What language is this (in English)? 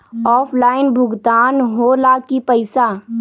Magahi